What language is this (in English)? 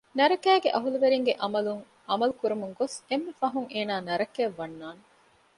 Divehi